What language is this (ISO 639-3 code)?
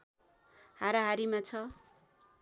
nep